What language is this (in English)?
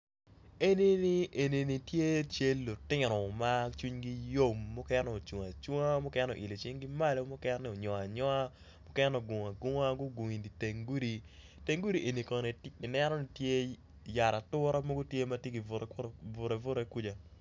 Acoli